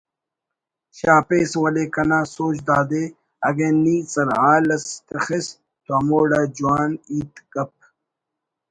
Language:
Brahui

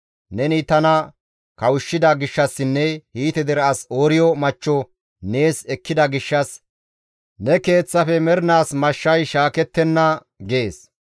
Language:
Gamo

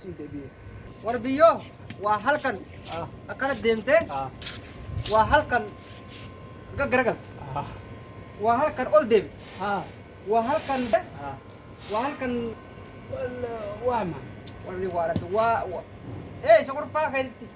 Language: Arabic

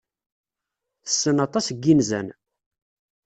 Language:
Kabyle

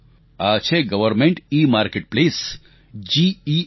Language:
Gujarati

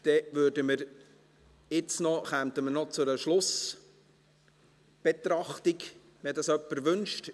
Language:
Swiss German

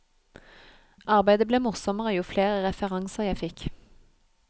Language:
Norwegian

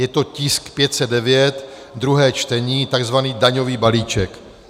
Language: Czech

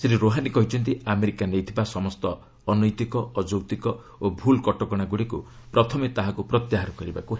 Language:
Odia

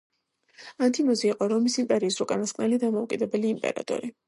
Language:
Georgian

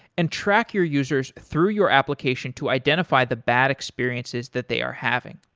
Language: English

